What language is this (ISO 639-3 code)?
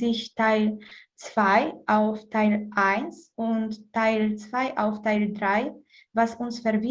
deu